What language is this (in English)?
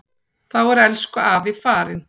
Icelandic